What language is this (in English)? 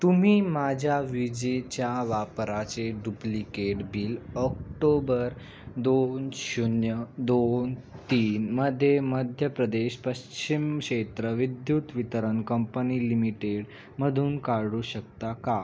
Marathi